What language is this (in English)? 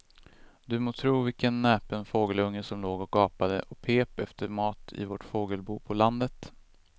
Swedish